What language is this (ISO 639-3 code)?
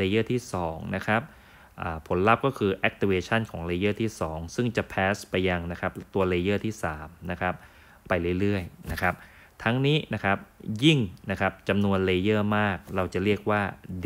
tha